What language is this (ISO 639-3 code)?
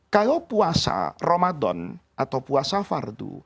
ind